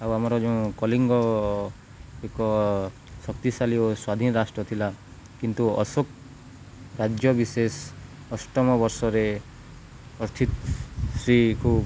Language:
Odia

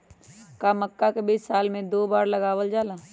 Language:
Magahi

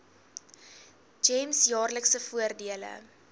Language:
Afrikaans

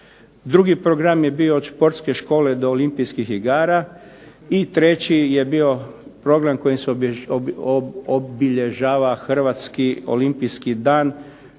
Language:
Croatian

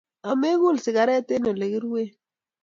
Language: Kalenjin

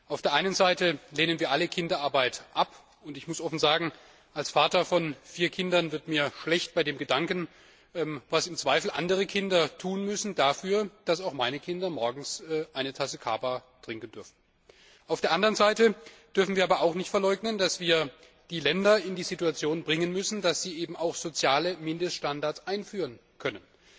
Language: German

